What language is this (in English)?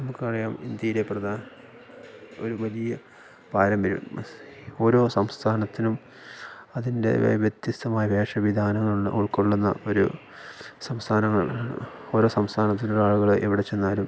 Malayalam